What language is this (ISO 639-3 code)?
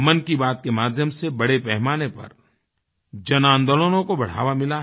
hin